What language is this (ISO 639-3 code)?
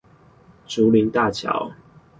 zho